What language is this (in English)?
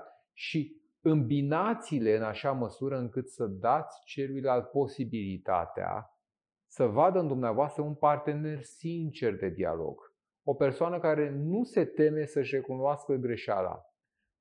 Romanian